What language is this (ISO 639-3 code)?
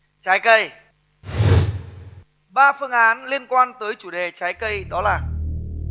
vie